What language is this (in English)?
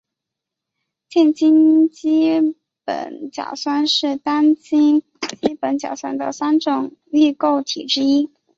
Chinese